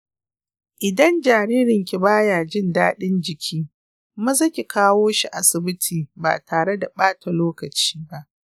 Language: Hausa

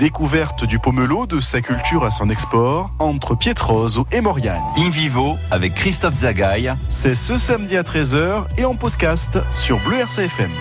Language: French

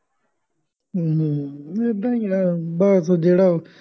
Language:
Punjabi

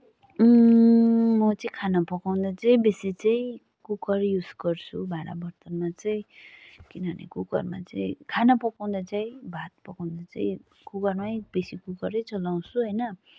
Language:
Nepali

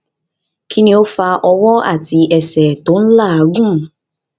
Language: Yoruba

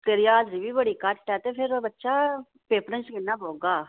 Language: Dogri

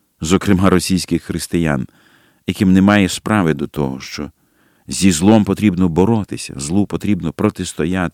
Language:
Ukrainian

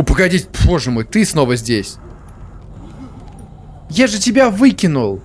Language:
Russian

